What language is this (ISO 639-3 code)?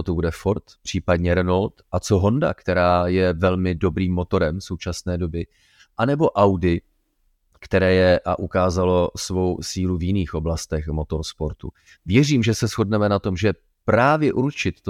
ces